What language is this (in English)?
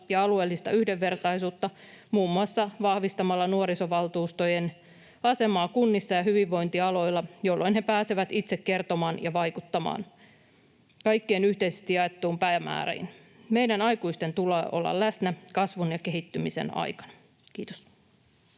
Finnish